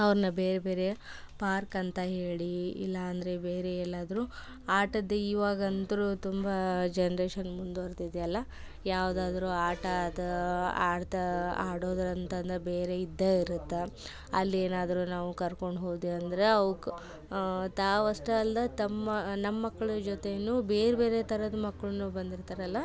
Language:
Kannada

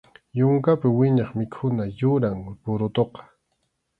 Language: Arequipa-La Unión Quechua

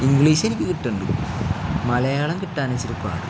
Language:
Malayalam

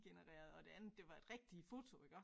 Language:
Danish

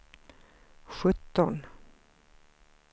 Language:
Swedish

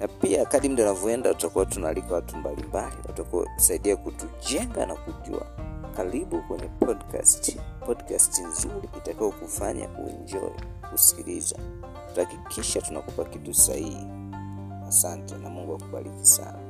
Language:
Swahili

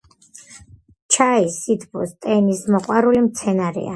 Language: Georgian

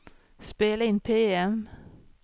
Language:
Swedish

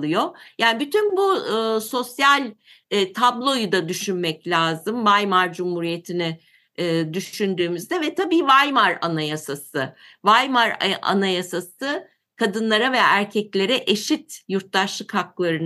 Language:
Turkish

